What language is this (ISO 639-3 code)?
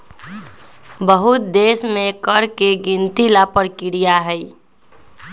mag